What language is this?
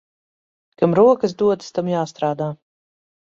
Latvian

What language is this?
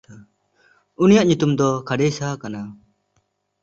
Santali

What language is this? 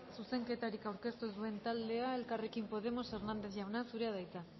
Basque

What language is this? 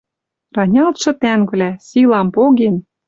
Western Mari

